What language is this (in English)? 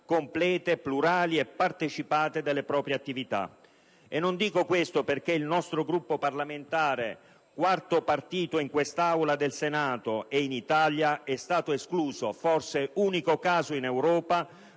Italian